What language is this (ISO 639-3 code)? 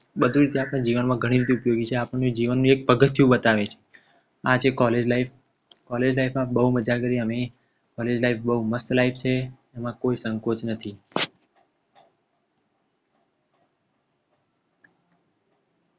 guj